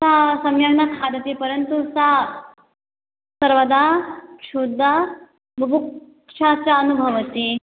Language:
Sanskrit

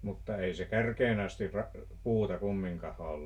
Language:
Finnish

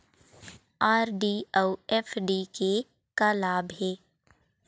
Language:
Chhattisgarhi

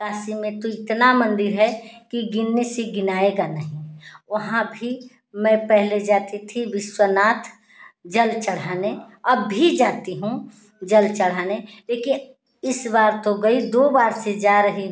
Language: Hindi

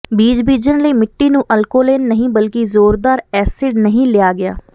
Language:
Punjabi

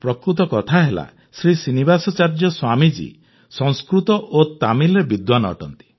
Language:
Odia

